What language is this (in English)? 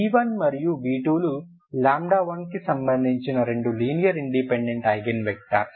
Telugu